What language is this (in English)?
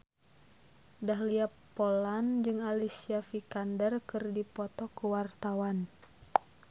Sundanese